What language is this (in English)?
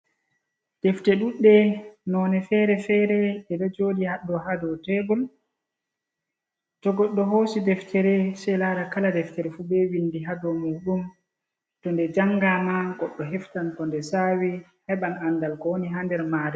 Fula